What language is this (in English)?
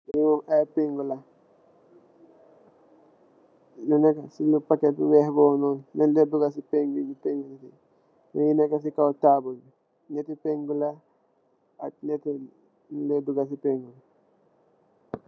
Wolof